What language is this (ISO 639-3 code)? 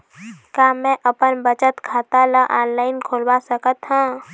hne